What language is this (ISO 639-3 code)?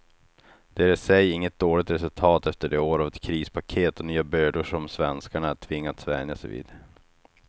swe